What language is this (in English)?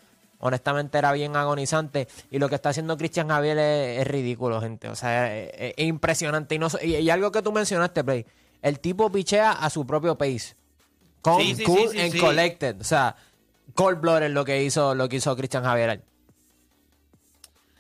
Spanish